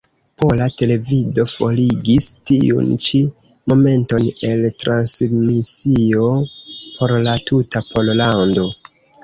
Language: Esperanto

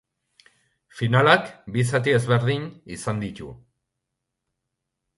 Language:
Basque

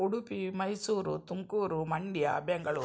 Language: Kannada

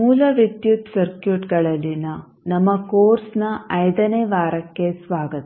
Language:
Kannada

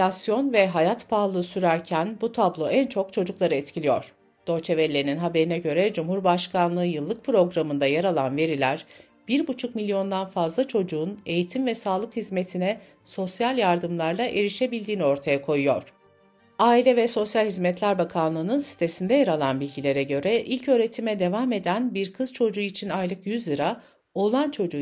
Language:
Turkish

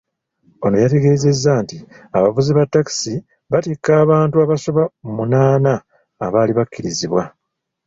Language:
Ganda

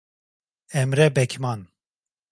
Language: Turkish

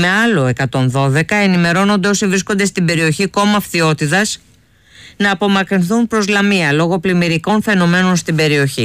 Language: Greek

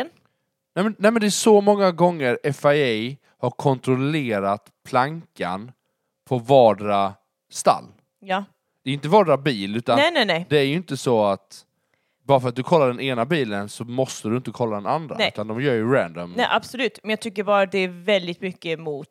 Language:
Swedish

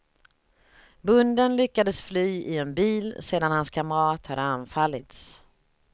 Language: Swedish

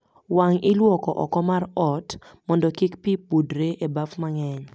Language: Luo (Kenya and Tanzania)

